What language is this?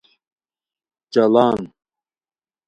Khowar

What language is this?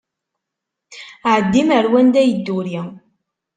Kabyle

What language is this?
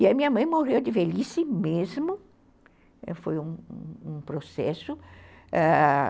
Portuguese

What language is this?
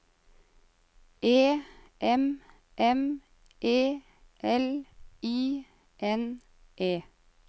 Norwegian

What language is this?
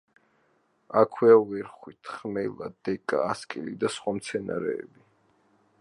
Georgian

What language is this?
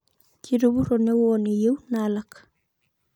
Masai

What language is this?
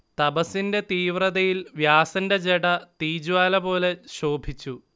Malayalam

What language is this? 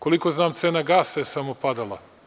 Serbian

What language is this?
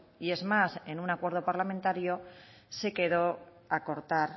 Spanish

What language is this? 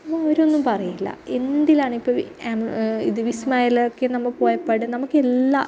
Malayalam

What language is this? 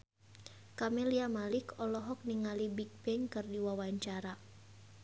Sundanese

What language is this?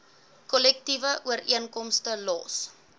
Afrikaans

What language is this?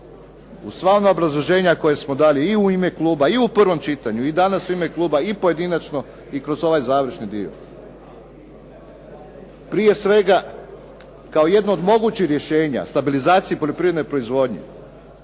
Croatian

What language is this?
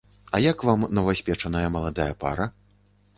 Belarusian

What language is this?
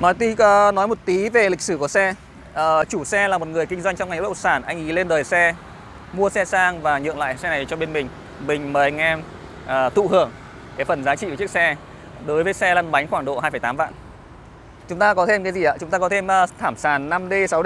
Vietnamese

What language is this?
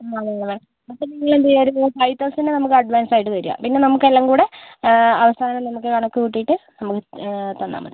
Malayalam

